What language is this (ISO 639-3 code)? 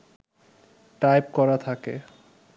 ben